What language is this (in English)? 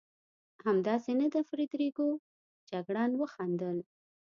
Pashto